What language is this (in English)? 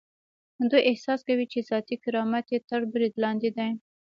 Pashto